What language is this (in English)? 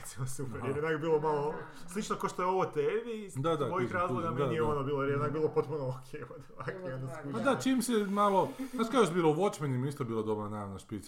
Croatian